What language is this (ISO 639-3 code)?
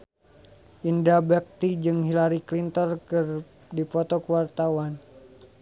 sun